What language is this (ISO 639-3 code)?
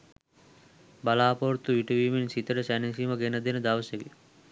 sin